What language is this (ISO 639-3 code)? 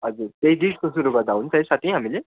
nep